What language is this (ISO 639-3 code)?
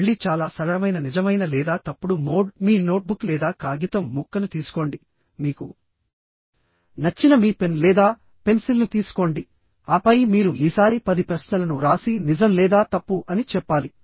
tel